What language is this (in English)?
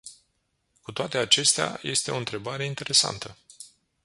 Romanian